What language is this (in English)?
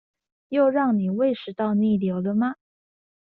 Chinese